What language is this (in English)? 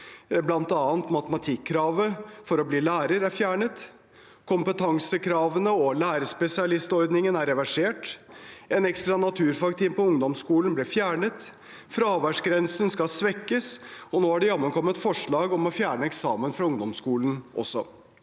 Norwegian